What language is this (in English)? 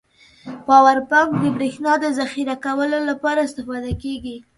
Pashto